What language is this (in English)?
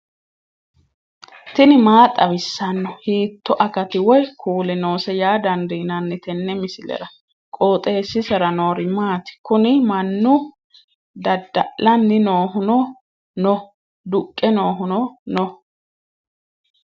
Sidamo